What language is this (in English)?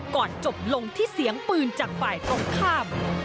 Thai